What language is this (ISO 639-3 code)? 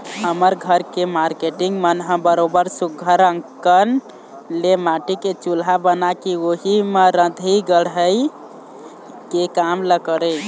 hne